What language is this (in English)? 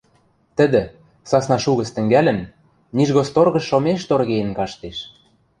Western Mari